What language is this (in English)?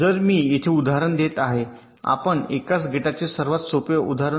Marathi